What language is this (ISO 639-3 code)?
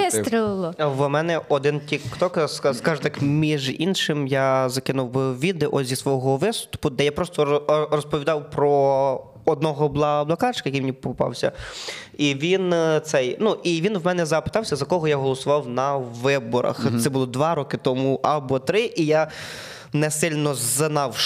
ukr